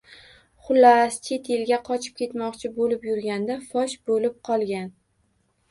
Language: Uzbek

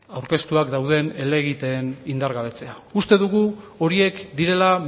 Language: Basque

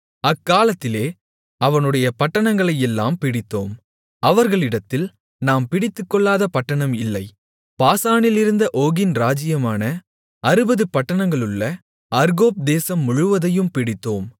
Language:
Tamil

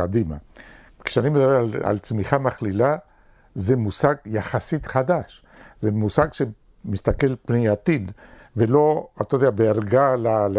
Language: Hebrew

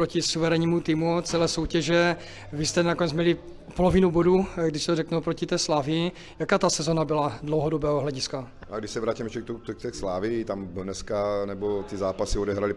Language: Czech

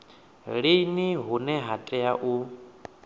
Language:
Venda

